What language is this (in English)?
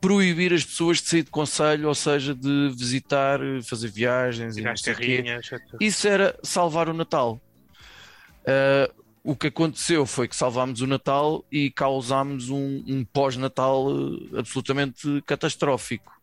Portuguese